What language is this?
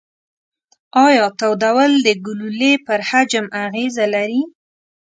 Pashto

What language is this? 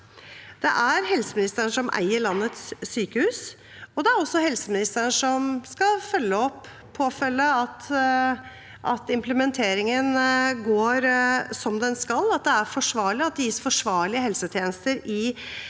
Norwegian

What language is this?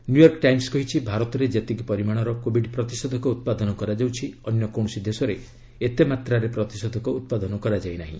Odia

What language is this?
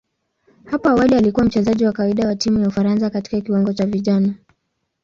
Swahili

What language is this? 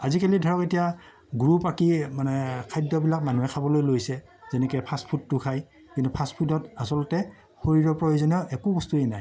Assamese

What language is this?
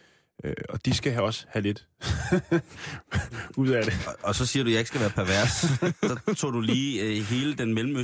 Danish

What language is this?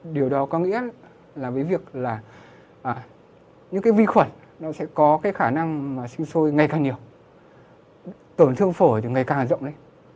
Vietnamese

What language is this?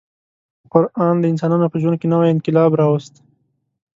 Pashto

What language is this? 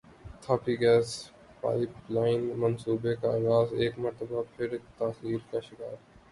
Urdu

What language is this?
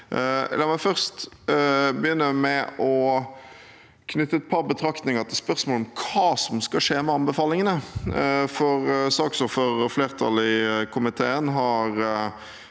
Norwegian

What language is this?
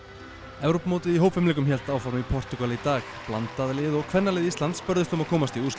Icelandic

